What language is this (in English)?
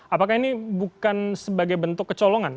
Indonesian